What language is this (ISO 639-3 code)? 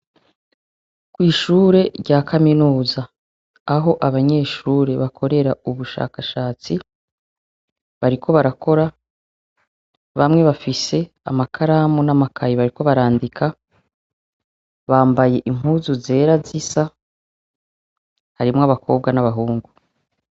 run